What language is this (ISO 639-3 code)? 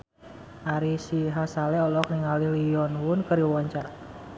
sun